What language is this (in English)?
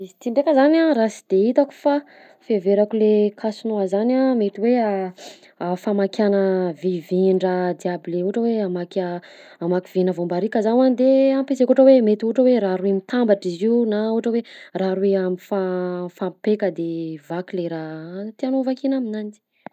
Southern Betsimisaraka Malagasy